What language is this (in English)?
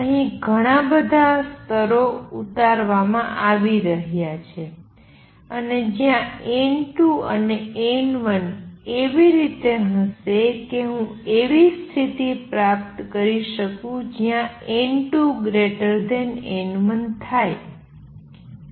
Gujarati